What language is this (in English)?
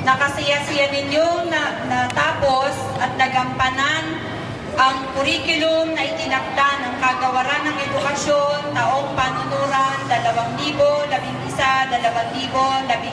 Filipino